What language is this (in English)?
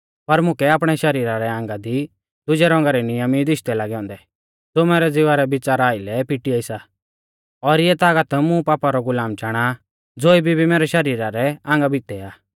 Mahasu Pahari